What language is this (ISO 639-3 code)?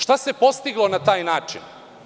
srp